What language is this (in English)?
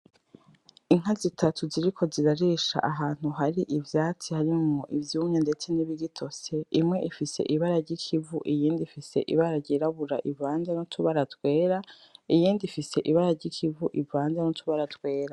Rundi